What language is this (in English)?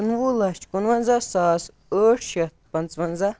Kashmiri